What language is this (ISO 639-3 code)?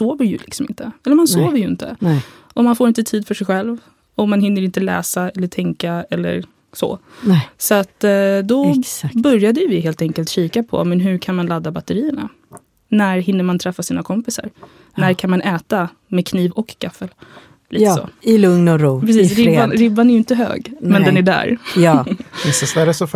swe